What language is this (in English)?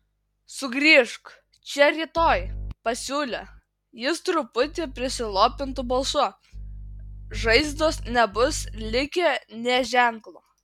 Lithuanian